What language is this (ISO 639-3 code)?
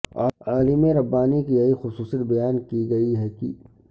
urd